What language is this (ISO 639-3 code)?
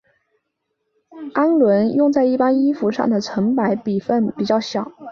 zho